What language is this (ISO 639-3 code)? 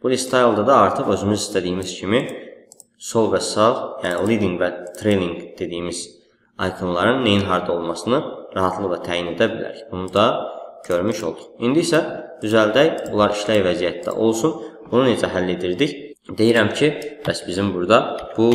tur